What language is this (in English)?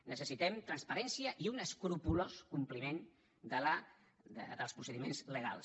Catalan